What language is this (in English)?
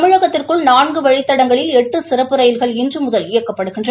Tamil